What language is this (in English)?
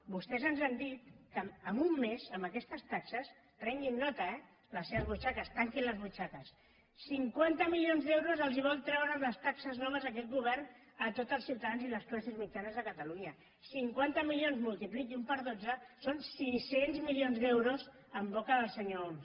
Catalan